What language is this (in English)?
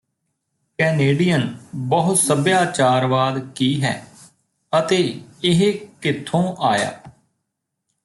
Punjabi